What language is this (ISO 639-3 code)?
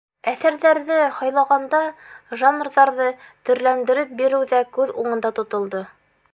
bak